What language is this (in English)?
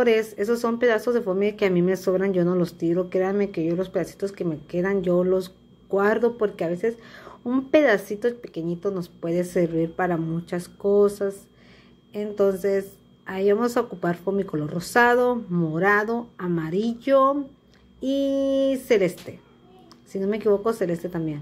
Spanish